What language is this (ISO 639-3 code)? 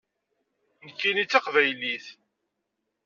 kab